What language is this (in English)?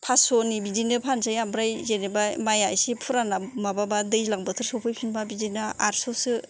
Bodo